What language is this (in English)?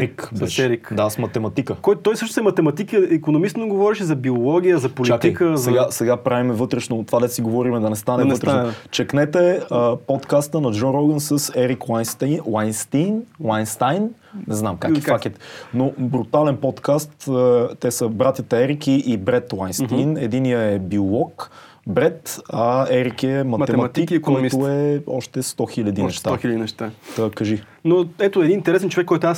Bulgarian